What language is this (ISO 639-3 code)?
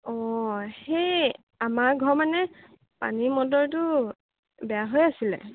asm